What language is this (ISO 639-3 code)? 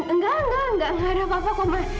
ind